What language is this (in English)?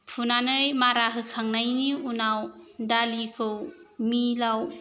Bodo